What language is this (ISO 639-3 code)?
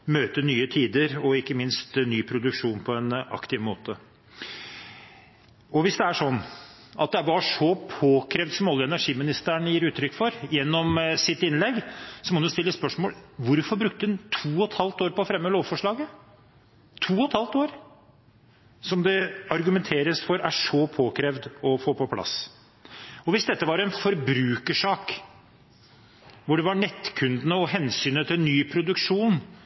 nob